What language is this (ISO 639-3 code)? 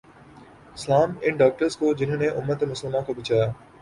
urd